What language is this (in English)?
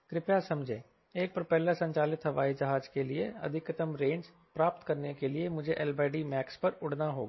Hindi